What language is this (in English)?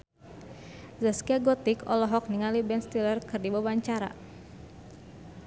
Sundanese